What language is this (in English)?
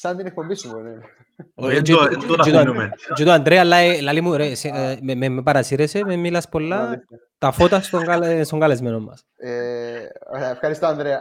Greek